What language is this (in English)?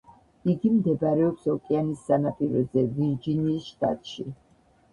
Georgian